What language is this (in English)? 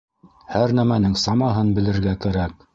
Bashkir